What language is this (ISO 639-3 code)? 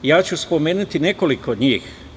srp